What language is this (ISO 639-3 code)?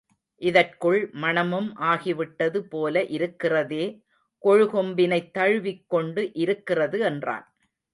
tam